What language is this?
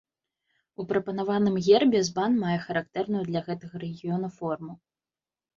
Belarusian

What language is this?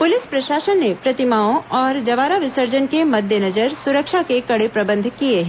Hindi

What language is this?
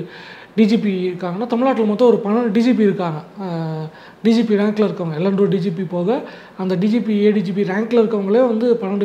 Tamil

